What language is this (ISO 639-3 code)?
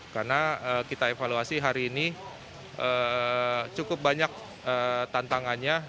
ind